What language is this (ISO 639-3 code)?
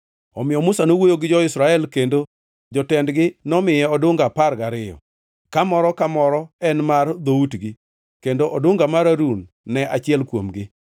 luo